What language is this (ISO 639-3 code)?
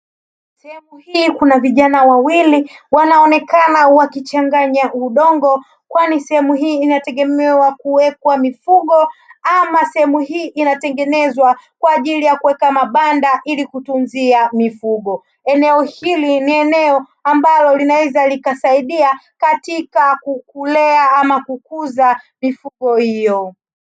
swa